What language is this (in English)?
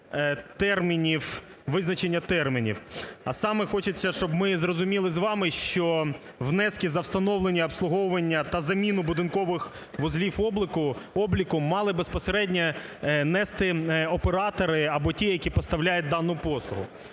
Ukrainian